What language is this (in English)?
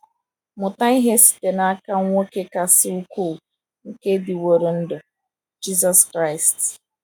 Igbo